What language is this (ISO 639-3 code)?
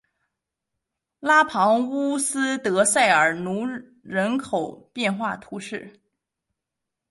zho